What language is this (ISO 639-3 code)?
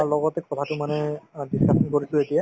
asm